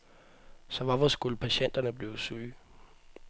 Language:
Danish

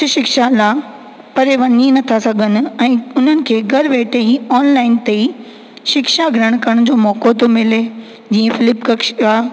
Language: Sindhi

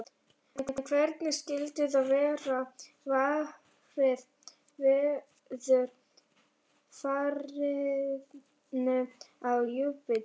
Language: Icelandic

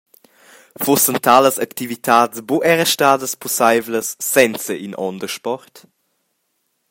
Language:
Romansh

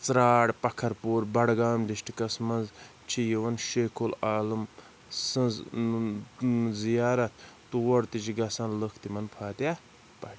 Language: Kashmiri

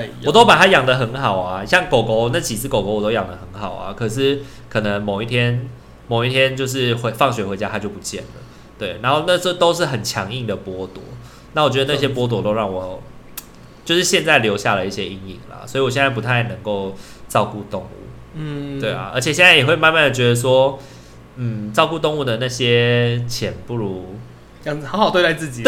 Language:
Chinese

